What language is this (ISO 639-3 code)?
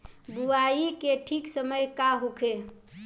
bho